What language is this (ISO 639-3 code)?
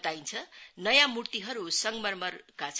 nep